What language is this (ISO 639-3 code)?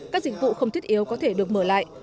vie